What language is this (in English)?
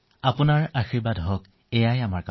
Assamese